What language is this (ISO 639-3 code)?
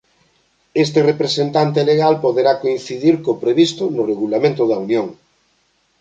glg